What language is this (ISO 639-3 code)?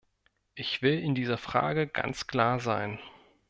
deu